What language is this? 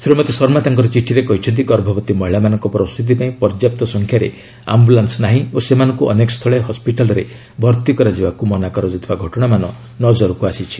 Odia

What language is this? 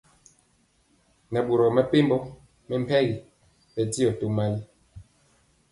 Mpiemo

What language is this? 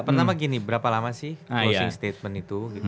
Indonesian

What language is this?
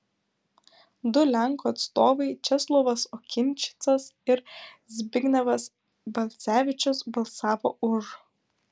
Lithuanian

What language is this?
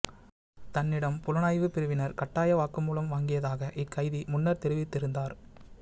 Tamil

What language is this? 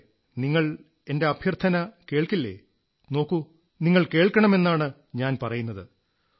Malayalam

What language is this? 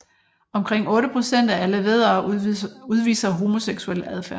Danish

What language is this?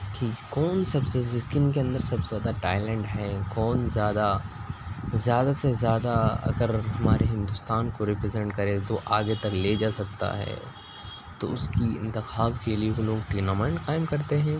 Urdu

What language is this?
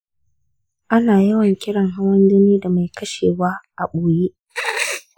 Hausa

